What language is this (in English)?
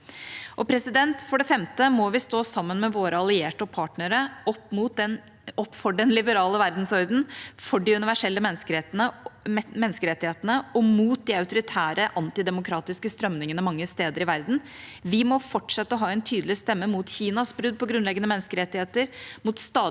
Norwegian